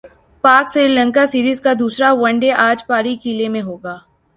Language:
Urdu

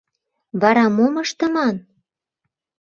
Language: Mari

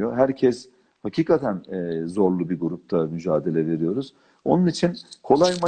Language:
Turkish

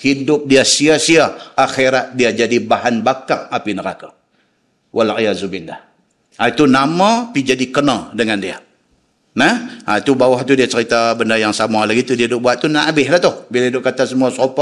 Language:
Malay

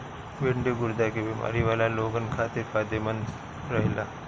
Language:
Bhojpuri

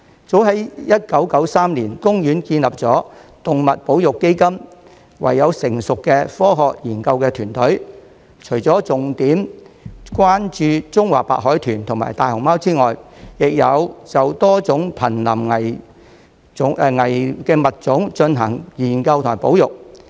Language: Cantonese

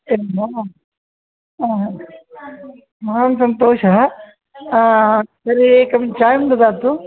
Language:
Sanskrit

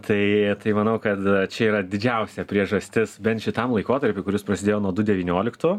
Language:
Lithuanian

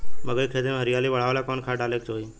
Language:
Bhojpuri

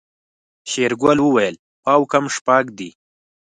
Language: Pashto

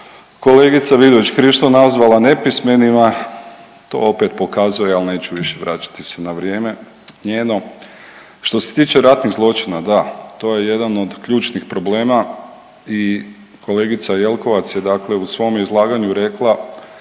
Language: Croatian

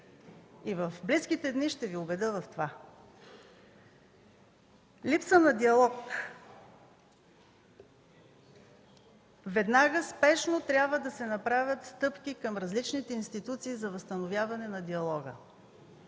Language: Bulgarian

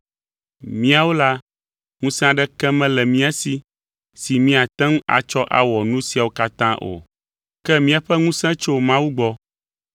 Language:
Ewe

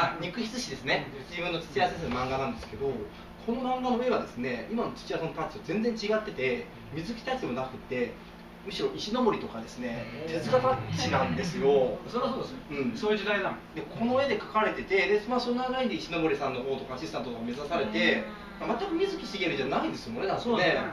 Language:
Japanese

